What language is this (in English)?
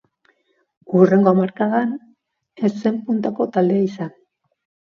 Basque